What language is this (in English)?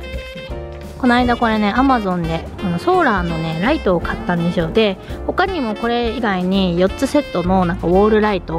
Japanese